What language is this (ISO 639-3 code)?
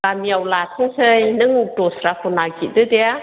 brx